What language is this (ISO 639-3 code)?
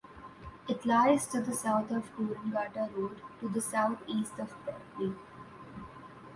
eng